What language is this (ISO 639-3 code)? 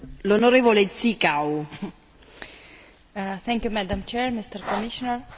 ron